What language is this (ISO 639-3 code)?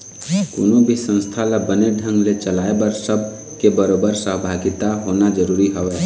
hne